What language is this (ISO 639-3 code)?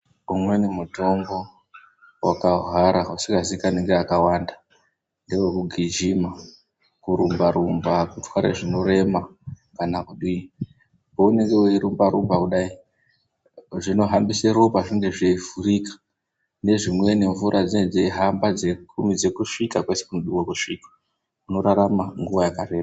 ndc